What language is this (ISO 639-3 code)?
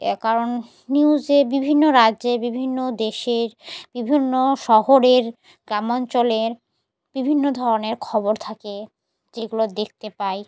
ben